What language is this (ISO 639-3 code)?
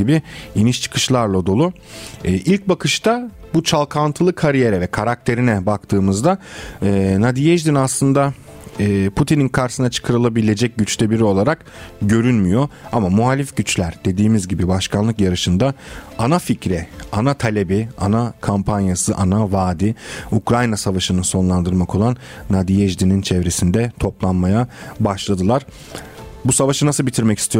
tur